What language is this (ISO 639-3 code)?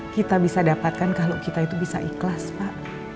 ind